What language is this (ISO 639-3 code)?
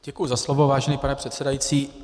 ces